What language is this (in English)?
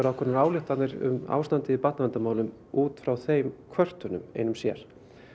Icelandic